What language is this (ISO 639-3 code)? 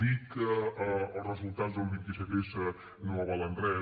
cat